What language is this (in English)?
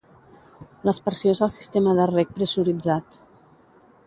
Catalan